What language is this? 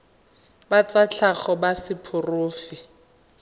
Tswana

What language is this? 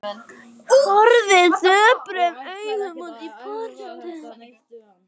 Icelandic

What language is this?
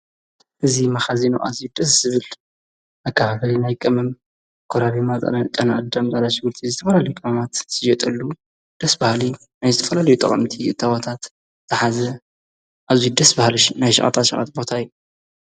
Tigrinya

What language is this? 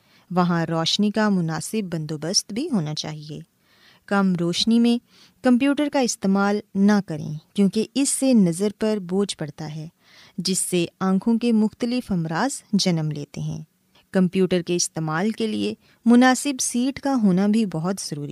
Urdu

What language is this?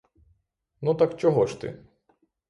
Ukrainian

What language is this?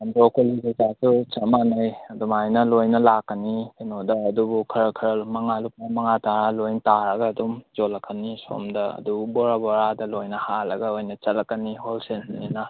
Manipuri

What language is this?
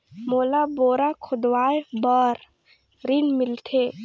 Chhattisgarhi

